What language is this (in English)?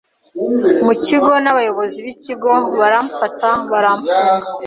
Kinyarwanda